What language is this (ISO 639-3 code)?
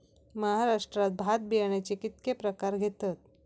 mar